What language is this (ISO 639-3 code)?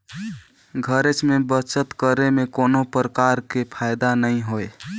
hne